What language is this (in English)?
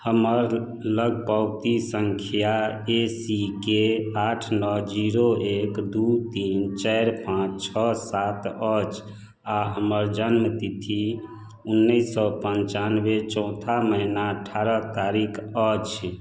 Maithili